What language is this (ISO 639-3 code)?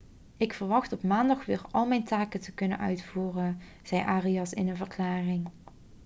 nld